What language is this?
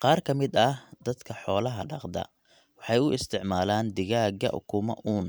Somali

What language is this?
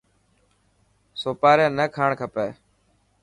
Dhatki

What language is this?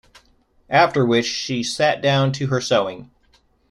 English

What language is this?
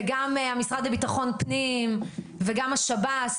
Hebrew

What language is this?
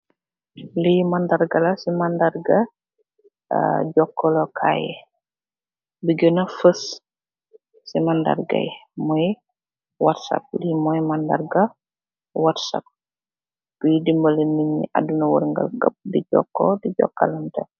Wolof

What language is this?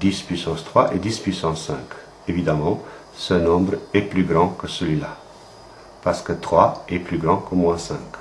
French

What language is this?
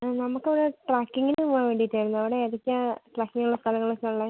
Malayalam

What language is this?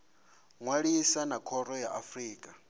Venda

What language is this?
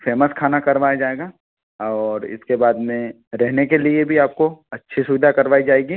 Hindi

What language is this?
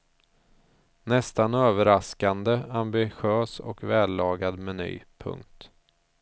Swedish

